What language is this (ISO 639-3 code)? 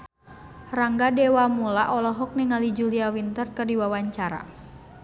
sun